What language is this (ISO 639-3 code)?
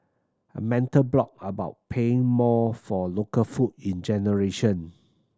eng